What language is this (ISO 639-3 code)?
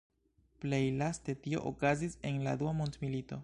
epo